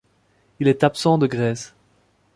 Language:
French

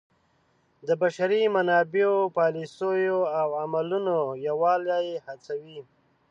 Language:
Pashto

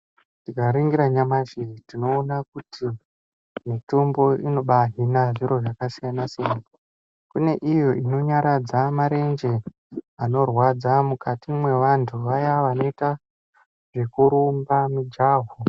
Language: Ndau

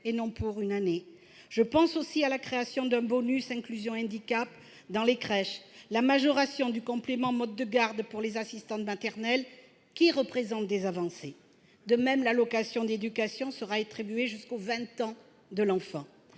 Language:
French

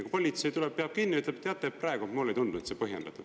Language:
Estonian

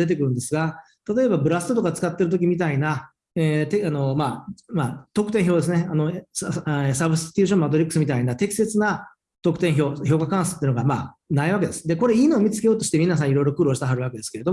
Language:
Japanese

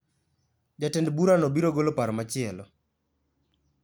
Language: Luo (Kenya and Tanzania)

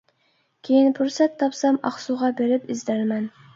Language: Uyghur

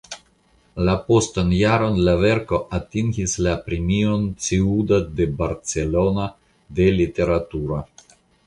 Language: Esperanto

